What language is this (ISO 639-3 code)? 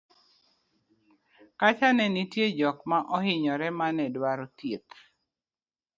luo